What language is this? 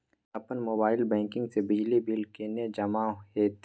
Maithili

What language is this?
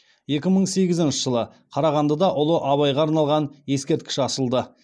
Kazakh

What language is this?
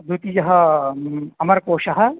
Sanskrit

